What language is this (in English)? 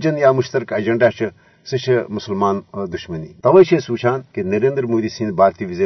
Urdu